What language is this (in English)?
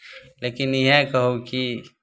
Maithili